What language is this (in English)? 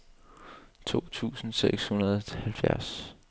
Danish